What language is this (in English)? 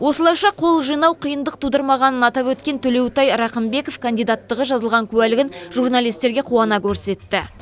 Kazakh